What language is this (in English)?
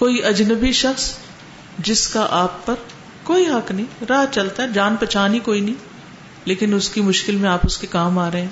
Urdu